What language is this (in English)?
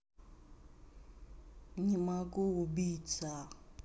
Russian